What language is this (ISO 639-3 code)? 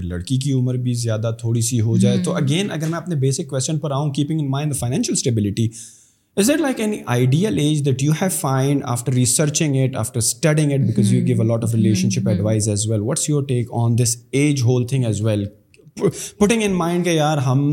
urd